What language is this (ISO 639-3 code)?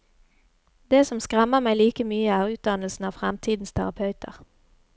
nor